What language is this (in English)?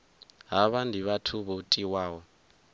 Venda